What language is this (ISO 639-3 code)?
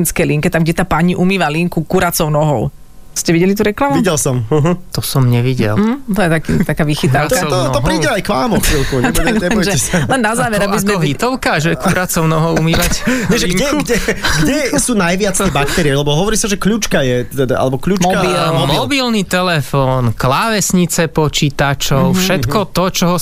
slk